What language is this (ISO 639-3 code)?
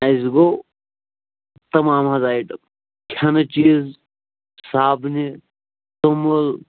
kas